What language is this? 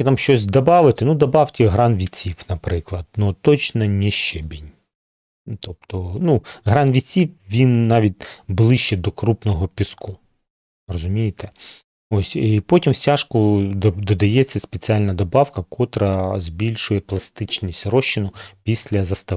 Ukrainian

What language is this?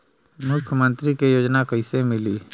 Bhojpuri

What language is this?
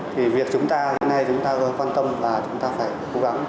Vietnamese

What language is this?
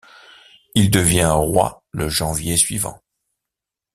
French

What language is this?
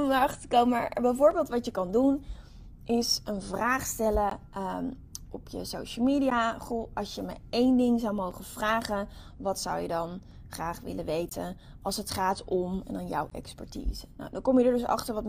Dutch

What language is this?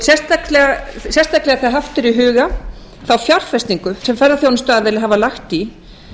Icelandic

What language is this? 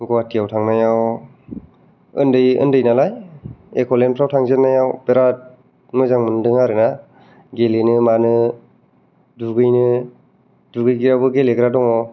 Bodo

